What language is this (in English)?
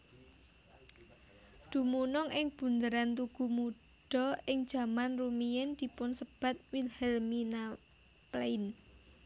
Javanese